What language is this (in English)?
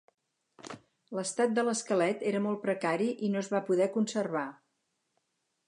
Catalan